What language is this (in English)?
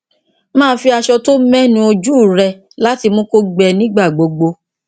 Yoruba